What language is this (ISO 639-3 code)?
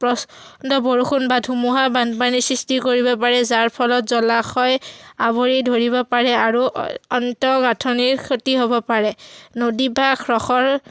asm